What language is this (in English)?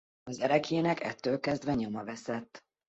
Hungarian